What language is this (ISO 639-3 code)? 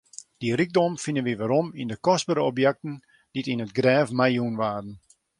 fry